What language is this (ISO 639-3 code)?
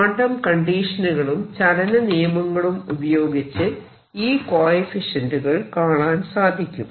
mal